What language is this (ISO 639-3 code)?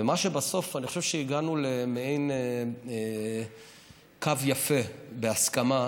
heb